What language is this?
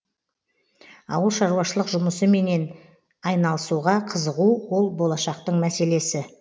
Kazakh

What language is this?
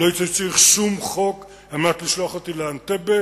Hebrew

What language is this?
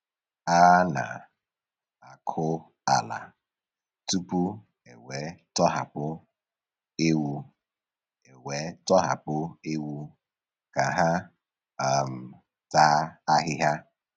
Igbo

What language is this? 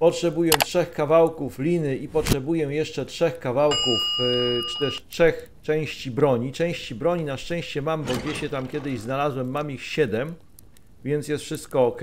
Polish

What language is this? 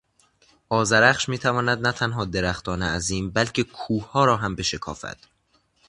Persian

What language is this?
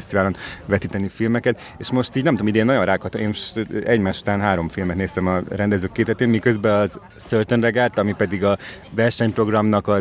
Hungarian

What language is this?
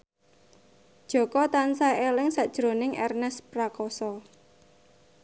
Javanese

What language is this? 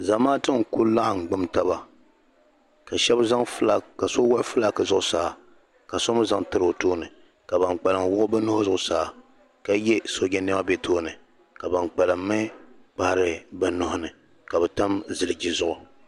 Dagbani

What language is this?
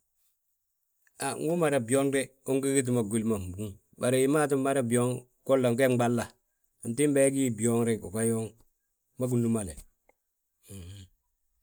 Balanta-Ganja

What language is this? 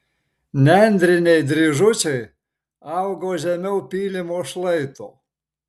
Lithuanian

